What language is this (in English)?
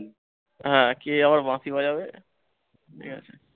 Bangla